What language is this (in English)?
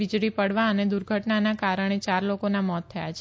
Gujarati